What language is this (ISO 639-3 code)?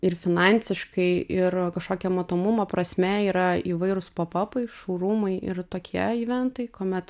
lit